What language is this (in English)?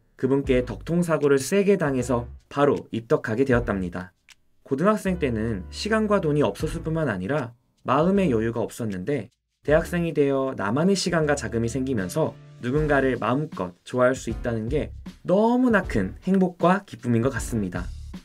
Korean